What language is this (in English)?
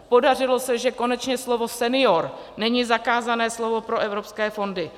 Czech